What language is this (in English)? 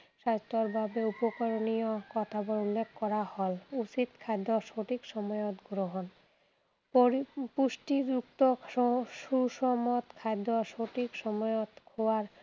Assamese